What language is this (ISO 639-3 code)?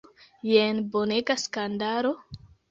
epo